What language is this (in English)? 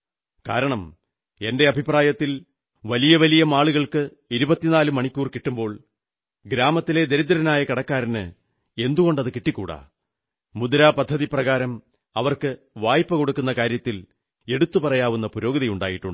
Malayalam